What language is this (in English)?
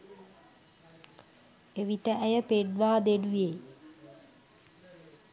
Sinhala